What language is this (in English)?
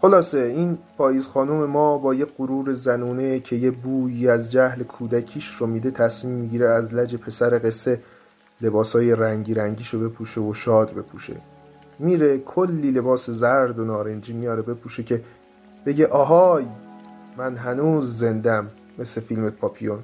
Persian